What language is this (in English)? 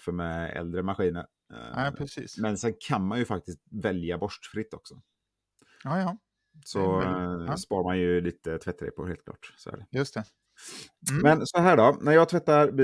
Swedish